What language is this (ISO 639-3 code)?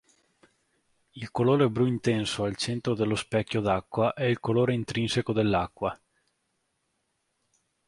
ita